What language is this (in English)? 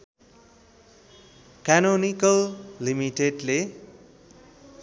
Nepali